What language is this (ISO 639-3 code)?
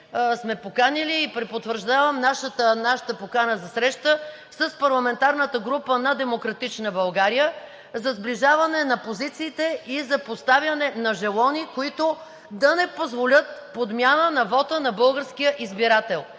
bul